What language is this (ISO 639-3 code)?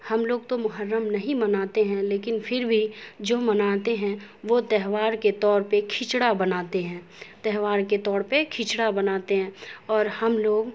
urd